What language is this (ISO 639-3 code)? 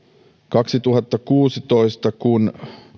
fin